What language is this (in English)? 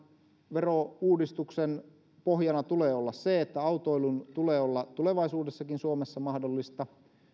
Finnish